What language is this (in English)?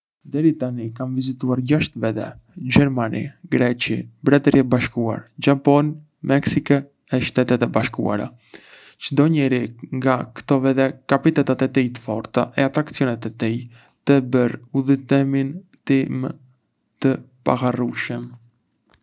Arbëreshë Albanian